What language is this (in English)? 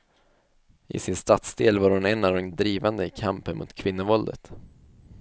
Swedish